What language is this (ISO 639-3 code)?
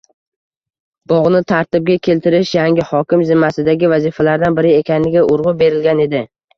uzb